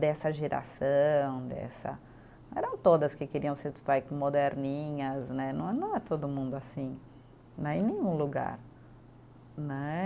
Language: Portuguese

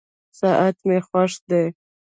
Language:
Pashto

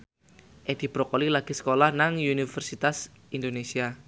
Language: Javanese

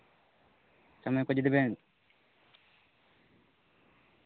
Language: Santali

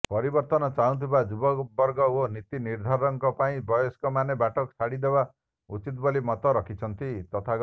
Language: Odia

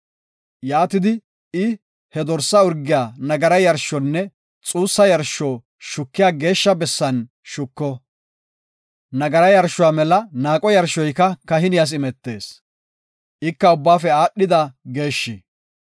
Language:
Gofa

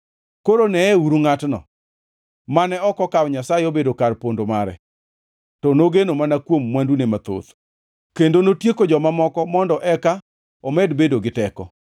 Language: Luo (Kenya and Tanzania)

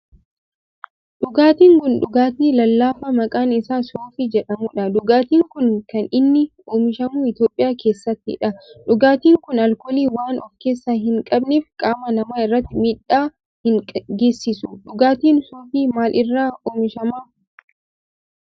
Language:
Oromo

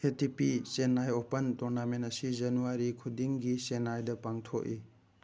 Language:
Manipuri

